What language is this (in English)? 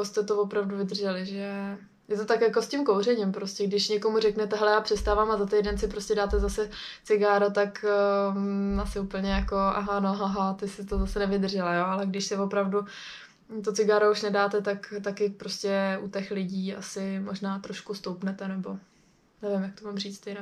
Czech